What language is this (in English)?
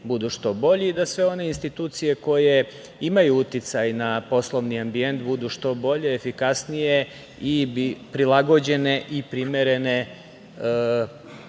Serbian